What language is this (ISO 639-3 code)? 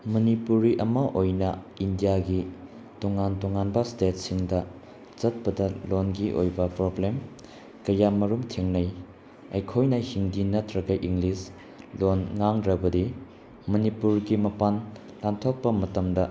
mni